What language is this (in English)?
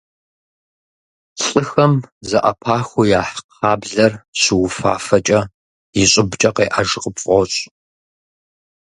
Kabardian